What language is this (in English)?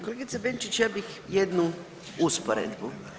Croatian